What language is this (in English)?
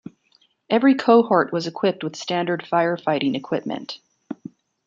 English